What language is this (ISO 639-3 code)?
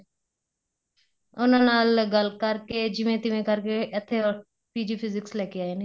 pan